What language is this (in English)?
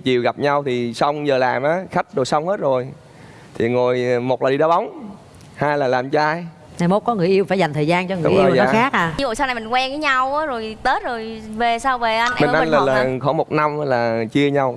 Vietnamese